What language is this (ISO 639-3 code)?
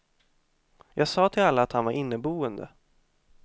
swe